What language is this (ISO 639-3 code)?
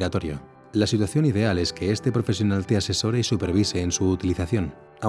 spa